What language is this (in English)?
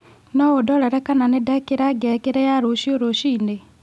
Kikuyu